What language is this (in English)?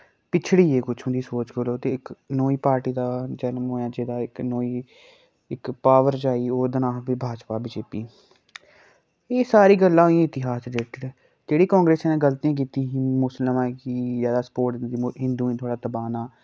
Dogri